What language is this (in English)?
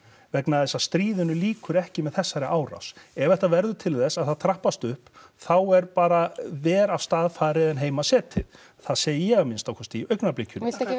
Icelandic